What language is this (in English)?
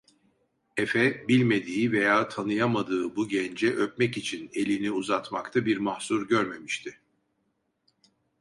Turkish